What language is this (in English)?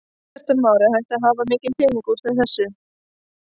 Icelandic